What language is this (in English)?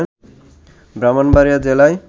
Bangla